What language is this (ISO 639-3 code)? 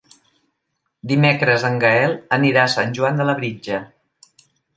cat